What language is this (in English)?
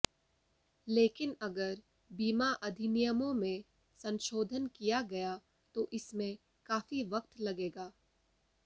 Hindi